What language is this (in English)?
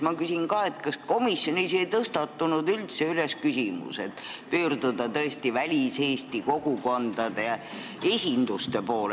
Estonian